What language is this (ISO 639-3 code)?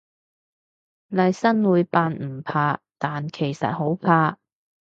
yue